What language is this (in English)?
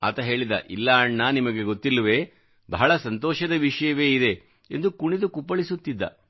Kannada